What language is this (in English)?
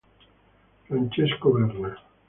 Italian